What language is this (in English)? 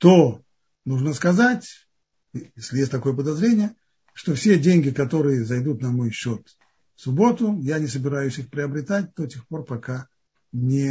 Russian